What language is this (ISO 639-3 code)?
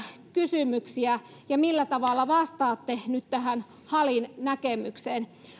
fin